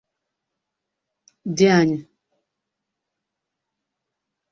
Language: Igbo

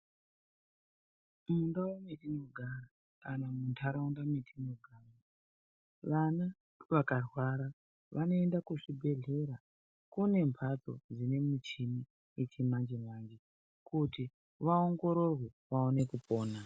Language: Ndau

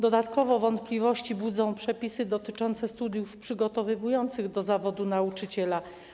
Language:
Polish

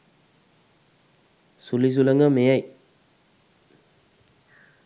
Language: Sinhala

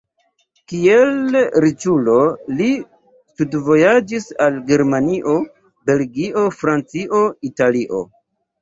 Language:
Esperanto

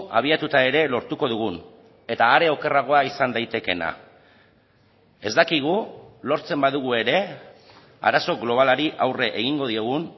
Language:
Basque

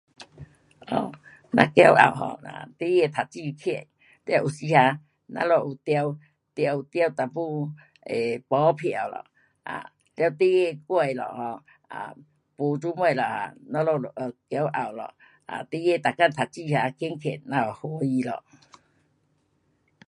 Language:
Pu-Xian Chinese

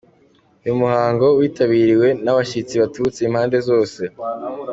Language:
Kinyarwanda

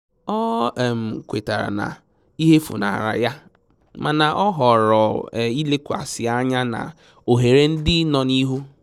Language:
Igbo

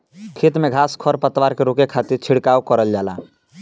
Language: Bhojpuri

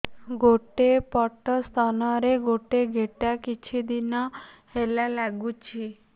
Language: Odia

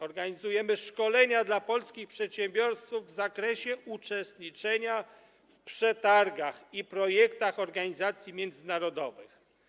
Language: Polish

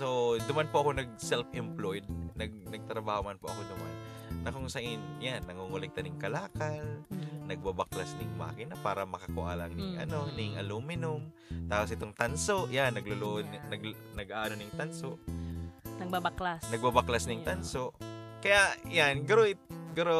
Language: Filipino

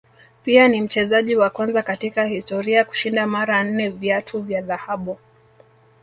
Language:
Swahili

